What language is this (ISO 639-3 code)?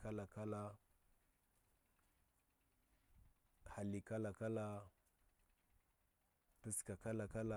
say